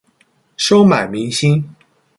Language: Chinese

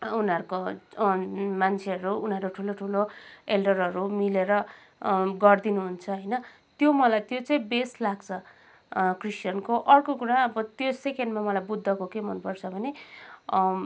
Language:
Nepali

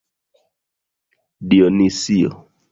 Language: Esperanto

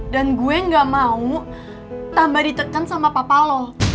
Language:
Indonesian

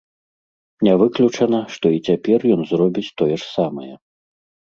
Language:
Belarusian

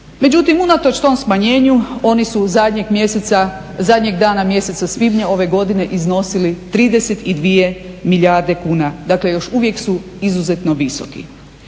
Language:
Croatian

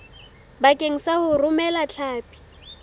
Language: Southern Sotho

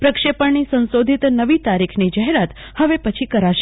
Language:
Gujarati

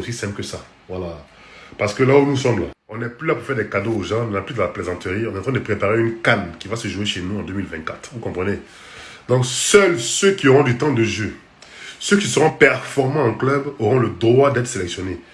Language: French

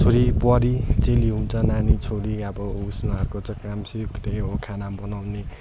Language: Nepali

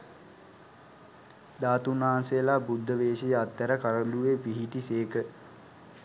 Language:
Sinhala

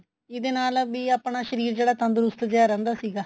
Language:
Punjabi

